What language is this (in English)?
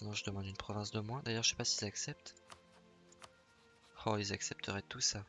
French